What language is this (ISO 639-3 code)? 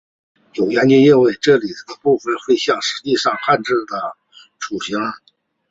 zho